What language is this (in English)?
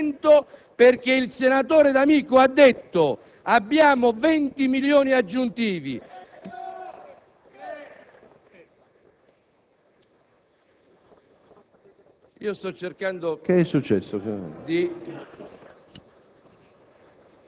Italian